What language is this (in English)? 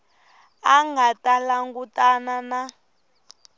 Tsonga